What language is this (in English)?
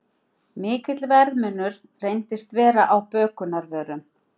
Icelandic